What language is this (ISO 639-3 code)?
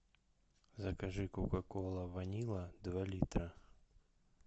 rus